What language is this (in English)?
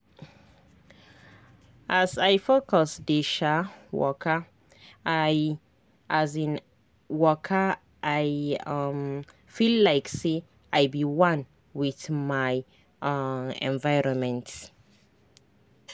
Nigerian Pidgin